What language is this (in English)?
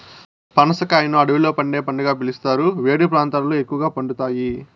Telugu